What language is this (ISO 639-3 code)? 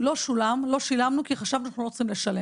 heb